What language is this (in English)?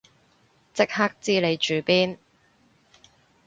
Cantonese